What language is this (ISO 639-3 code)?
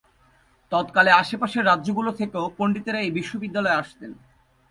ben